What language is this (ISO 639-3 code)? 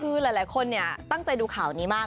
tha